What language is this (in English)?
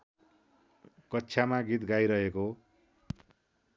Nepali